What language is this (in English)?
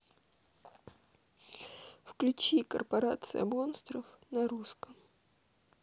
Russian